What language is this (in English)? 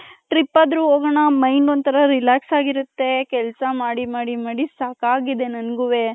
Kannada